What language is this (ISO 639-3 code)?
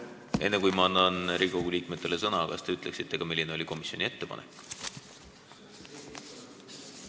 est